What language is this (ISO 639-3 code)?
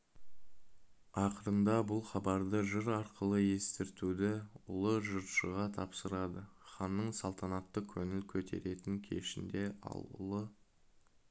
kaz